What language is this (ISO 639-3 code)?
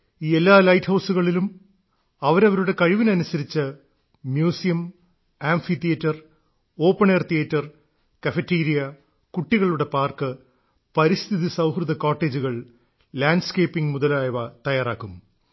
mal